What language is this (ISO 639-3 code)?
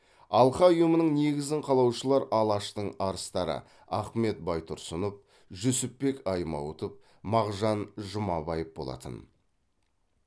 kaz